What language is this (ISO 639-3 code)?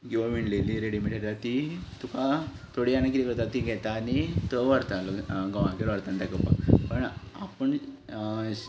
kok